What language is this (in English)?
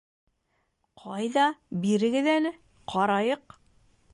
Bashkir